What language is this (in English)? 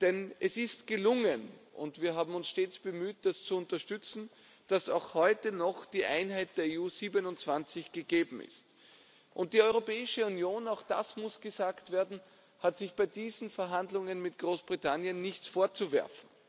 German